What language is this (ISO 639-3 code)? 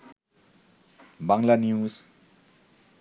ben